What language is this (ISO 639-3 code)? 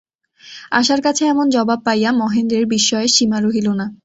ben